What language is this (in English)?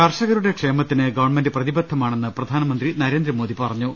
Malayalam